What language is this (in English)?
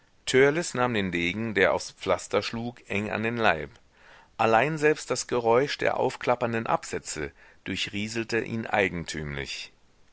German